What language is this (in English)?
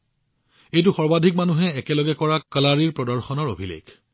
Assamese